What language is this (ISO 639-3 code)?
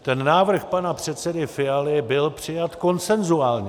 ces